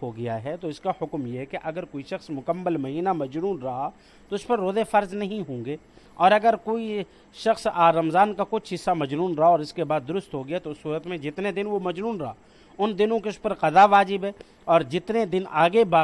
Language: Urdu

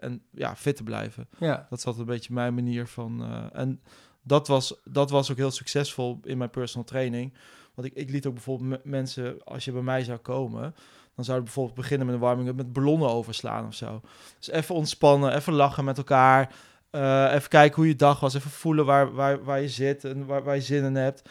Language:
Dutch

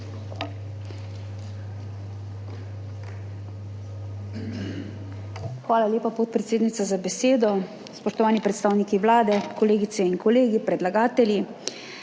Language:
Slovenian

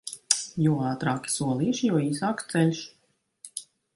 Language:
Latvian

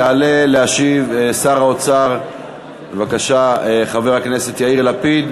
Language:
Hebrew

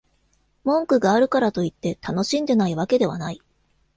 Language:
Japanese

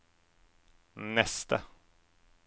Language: Norwegian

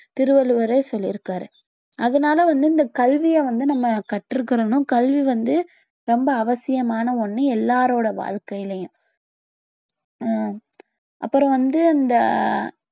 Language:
Tamil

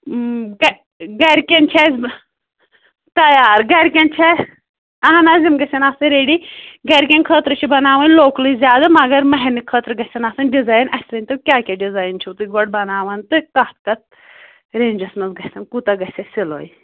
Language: Kashmiri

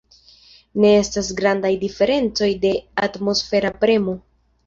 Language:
Esperanto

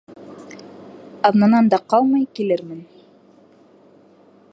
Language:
Bashkir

